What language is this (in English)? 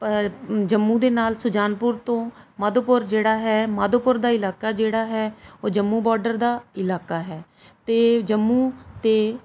Punjabi